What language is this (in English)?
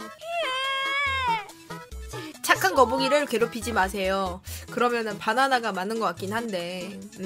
Korean